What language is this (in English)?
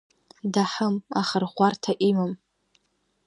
Abkhazian